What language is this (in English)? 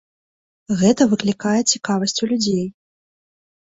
Belarusian